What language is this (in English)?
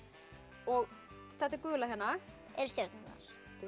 Icelandic